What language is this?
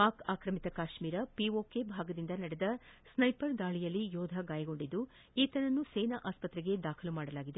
Kannada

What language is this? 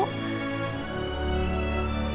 Indonesian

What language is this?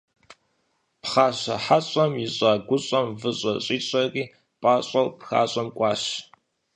Kabardian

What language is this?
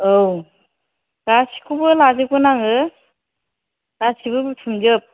Bodo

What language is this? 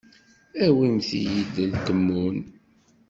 Kabyle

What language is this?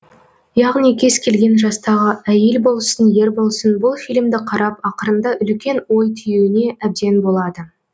Kazakh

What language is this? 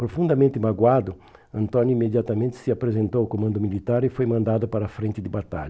Portuguese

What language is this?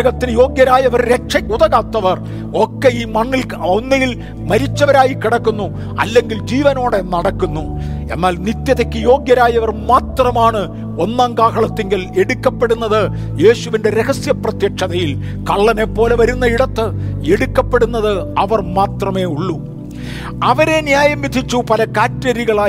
Malayalam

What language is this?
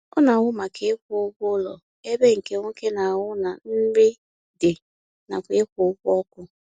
Igbo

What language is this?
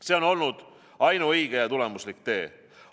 Estonian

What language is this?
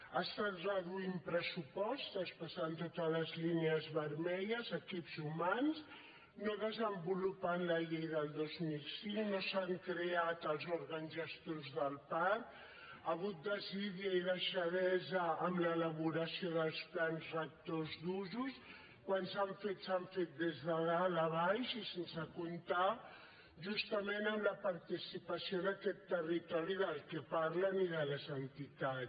Catalan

